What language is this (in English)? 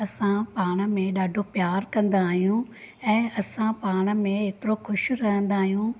Sindhi